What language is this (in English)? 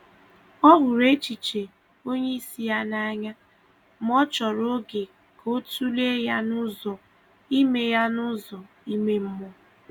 Igbo